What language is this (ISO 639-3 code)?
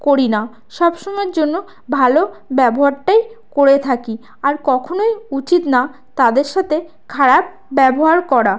ben